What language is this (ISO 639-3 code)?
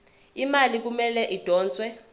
zul